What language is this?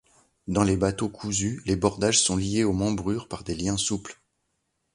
French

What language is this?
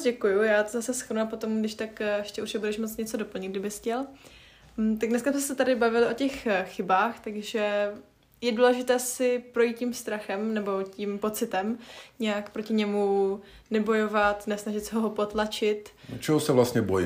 Czech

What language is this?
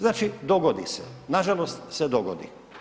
Croatian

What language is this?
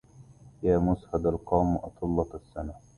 Arabic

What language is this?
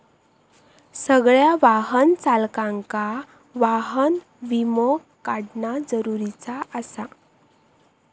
Marathi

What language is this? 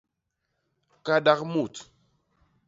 Basaa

